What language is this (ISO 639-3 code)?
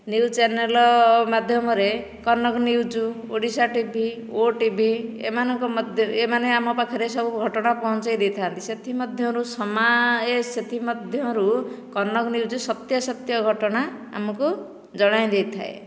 ori